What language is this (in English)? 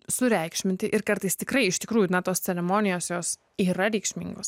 Lithuanian